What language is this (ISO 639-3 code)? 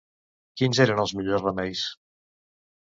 cat